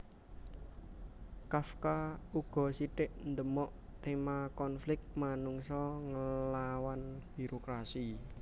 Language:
Javanese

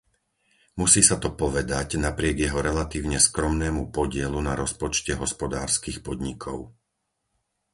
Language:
Slovak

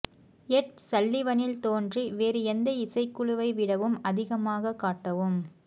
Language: Tamil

